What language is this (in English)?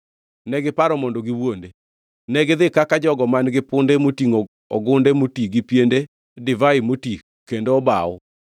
Luo (Kenya and Tanzania)